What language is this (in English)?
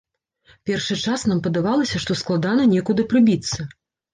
Belarusian